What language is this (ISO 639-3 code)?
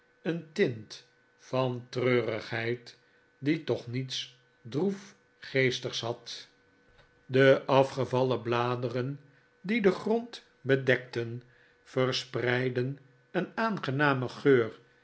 nld